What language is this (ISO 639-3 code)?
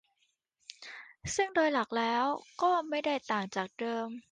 tha